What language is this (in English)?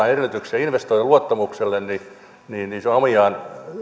Finnish